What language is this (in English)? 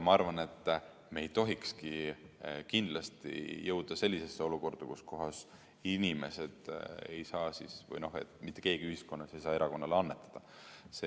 Estonian